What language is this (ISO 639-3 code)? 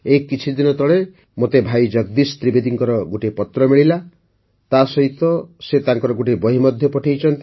ori